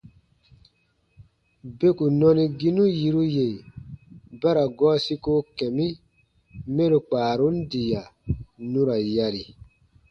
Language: Baatonum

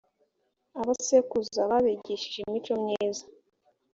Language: Kinyarwanda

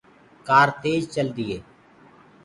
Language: Gurgula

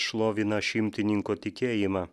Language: Lithuanian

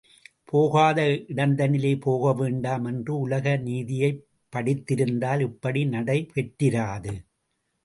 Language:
Tamil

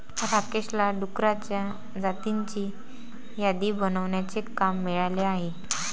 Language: Marathi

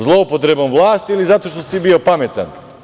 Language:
Serbian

